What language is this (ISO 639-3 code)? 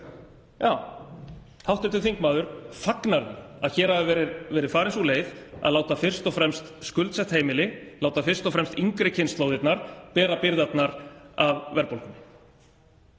isl